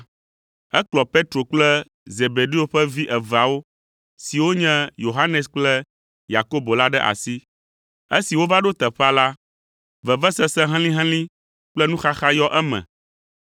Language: Ewe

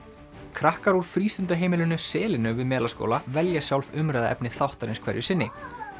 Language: Icelandic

